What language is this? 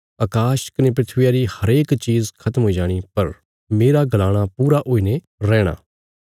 Bilaspuri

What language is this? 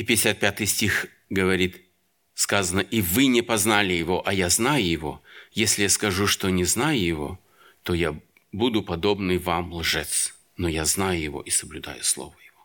Russian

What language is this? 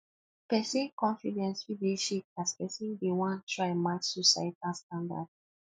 Nigerian Pidgin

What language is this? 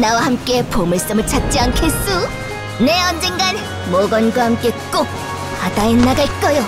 Korean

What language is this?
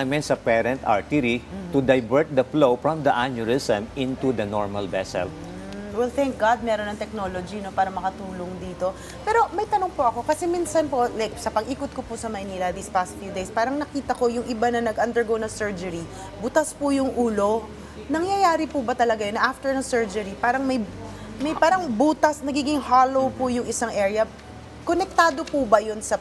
Filipino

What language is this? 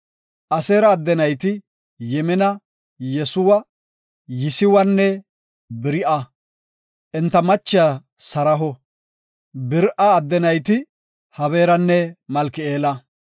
Gofa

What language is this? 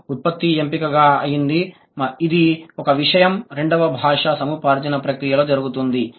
Telugu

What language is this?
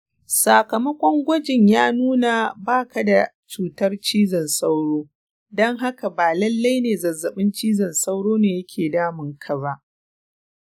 Hausa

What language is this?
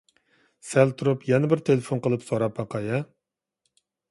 Uyghur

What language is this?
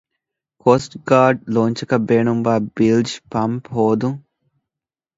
Divehi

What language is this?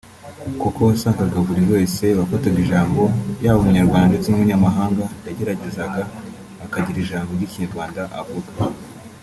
Kinyarwanda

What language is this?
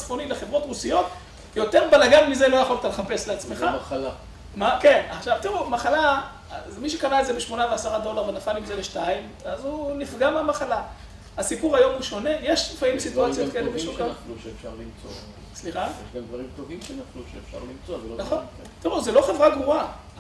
Hebrew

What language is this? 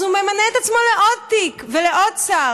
Hebrew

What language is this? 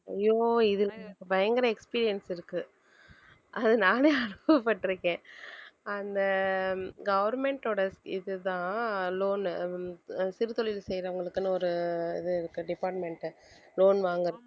Tamil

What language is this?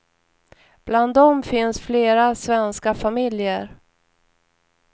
Swedish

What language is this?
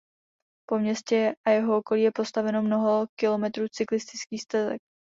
Czech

